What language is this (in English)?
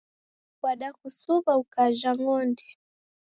Taita